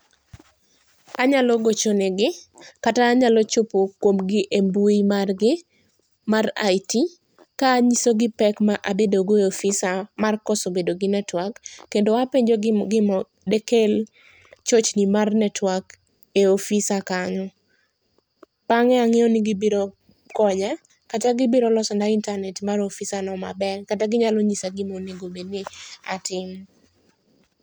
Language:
Luo (Kenya and Tanzania)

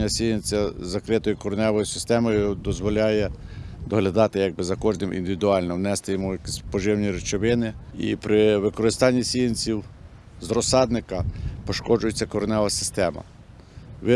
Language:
Ukrainian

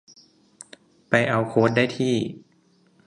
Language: Thai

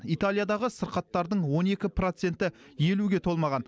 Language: Kazakh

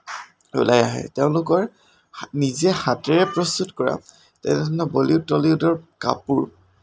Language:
Assamese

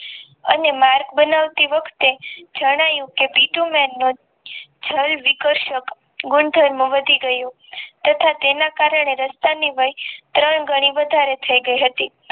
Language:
Gujarati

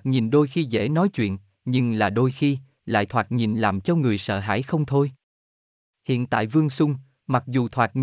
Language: Vietnamese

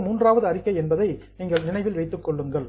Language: Tamil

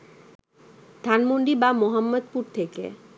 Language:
Bangla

